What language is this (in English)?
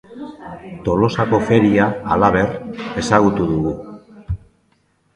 Basque